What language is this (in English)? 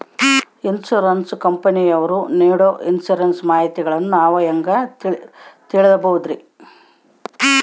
Kannada